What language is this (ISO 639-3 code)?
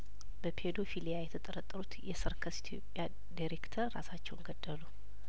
amh